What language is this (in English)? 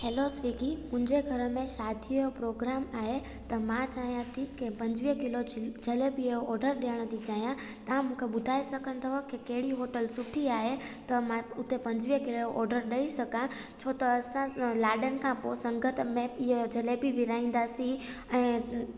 Sindhi